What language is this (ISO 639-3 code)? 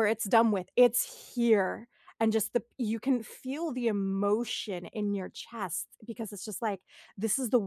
eng